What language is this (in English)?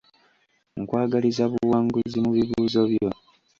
Ganda